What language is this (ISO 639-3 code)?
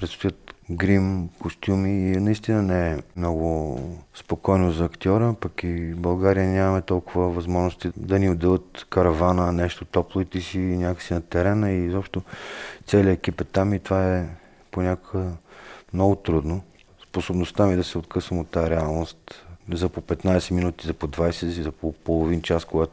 bul